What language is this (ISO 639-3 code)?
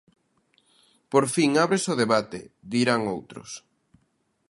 glg